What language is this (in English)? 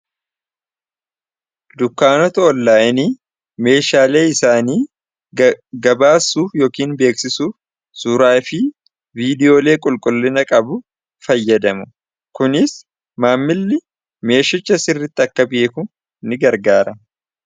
Oromo